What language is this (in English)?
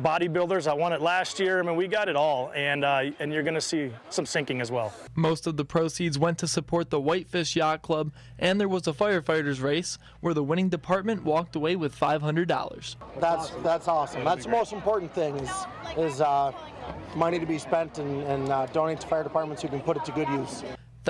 English